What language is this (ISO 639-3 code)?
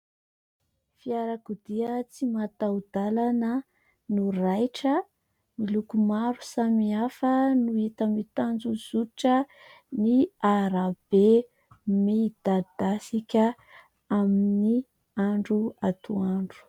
mlg